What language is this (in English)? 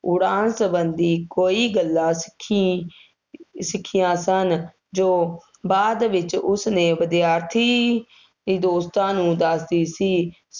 Punjabi